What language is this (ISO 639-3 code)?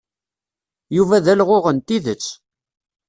kab